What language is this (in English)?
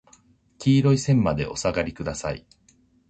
Japanese